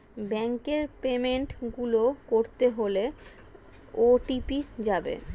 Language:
Bangla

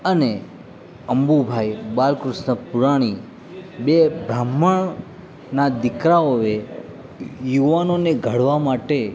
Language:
Gujarati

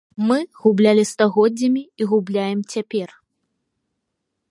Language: Belarusian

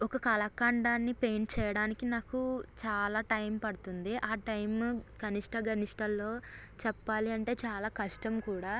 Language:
Telugu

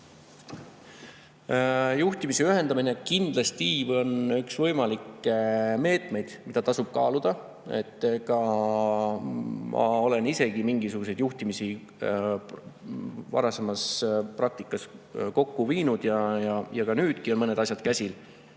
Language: Estonian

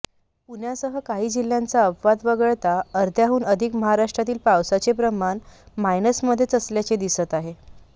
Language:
Marathi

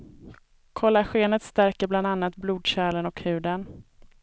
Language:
Swedish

